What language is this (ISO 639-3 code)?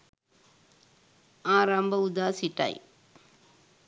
sin